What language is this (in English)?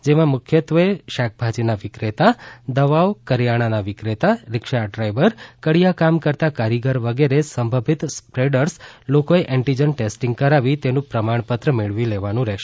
Gujarati